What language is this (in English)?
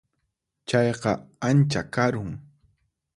Puno Quechua